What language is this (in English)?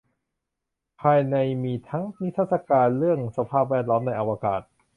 Thai